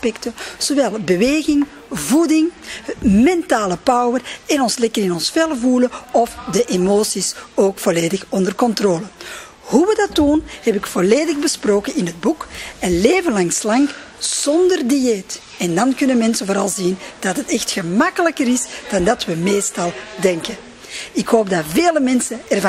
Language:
Dutch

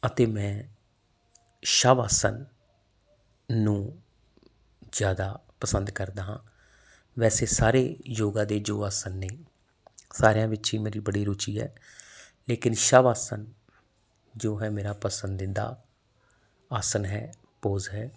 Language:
Punjabi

